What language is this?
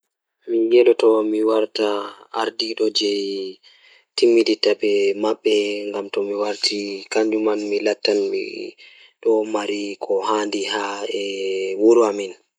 Fula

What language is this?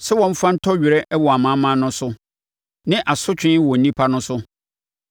Akan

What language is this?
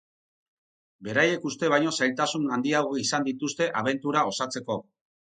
Basque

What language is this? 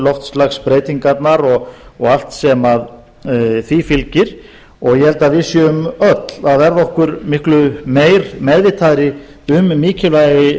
Icelandic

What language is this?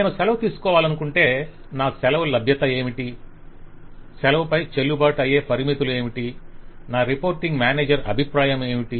Telugu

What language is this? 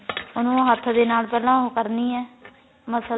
Punjabi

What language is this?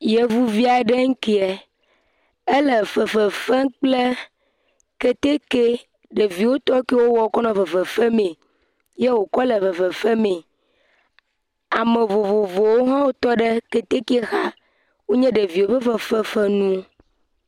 Ewe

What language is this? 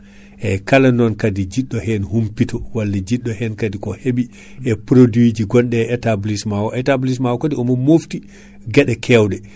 Fula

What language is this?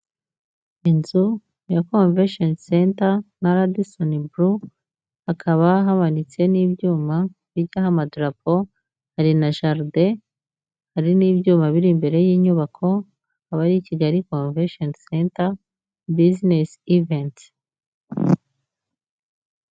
Kinyarwanda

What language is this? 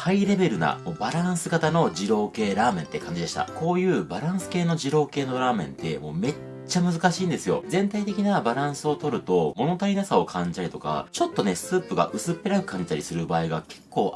Japanese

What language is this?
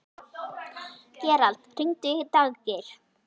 Icelandic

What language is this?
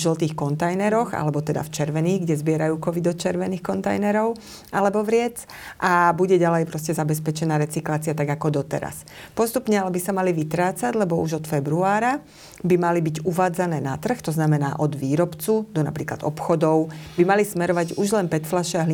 Slovak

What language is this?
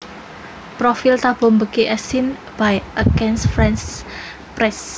Javanese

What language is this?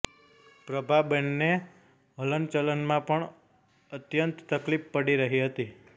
Gujarati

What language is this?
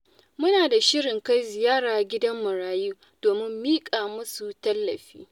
Hausa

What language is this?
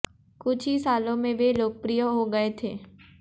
Hindi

